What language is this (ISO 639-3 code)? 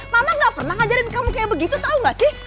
ind